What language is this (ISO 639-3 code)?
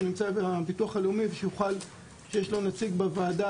heb